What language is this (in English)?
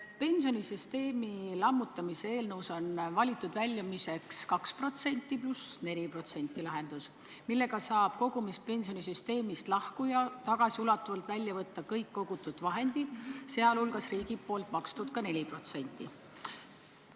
Estonian